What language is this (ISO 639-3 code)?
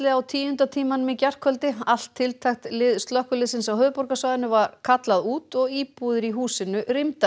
isl